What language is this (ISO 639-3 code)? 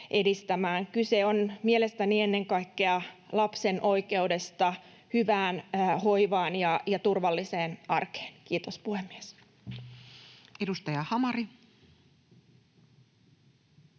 fin